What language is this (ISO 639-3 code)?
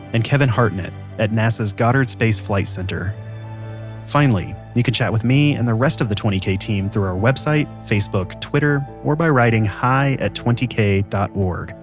eng